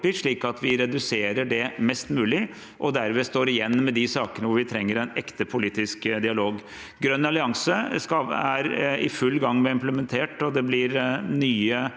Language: Norwegian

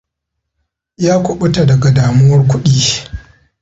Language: Hausa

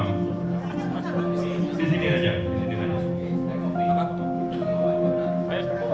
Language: Indonesian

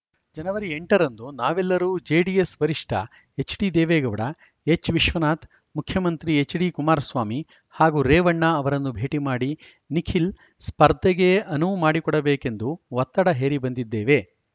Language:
Kannada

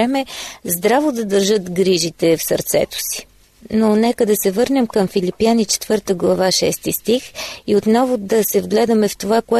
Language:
Bulgarian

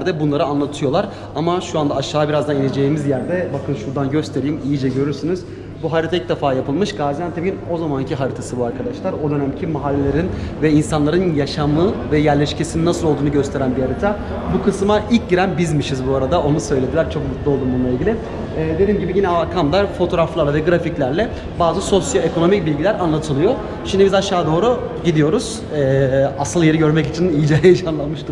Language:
Turkish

